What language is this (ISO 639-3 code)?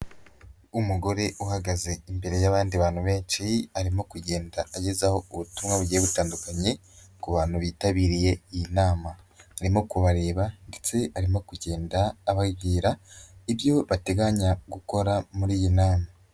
kin